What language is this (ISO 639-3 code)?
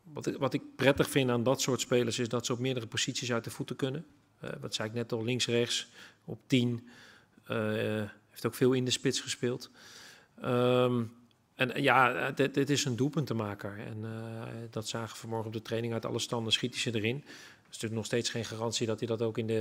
nld